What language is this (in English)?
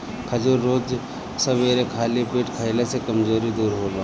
Bhojpuri